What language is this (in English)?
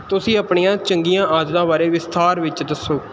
Punjabi